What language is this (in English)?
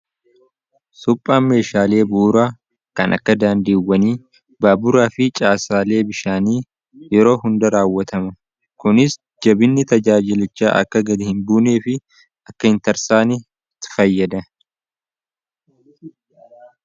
Oromo